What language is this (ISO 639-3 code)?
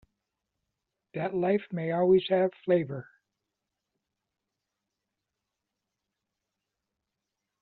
eng